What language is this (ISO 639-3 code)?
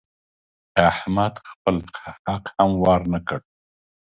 pus